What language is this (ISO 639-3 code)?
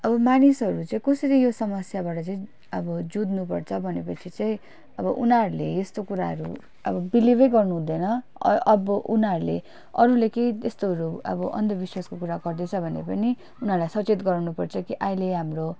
nep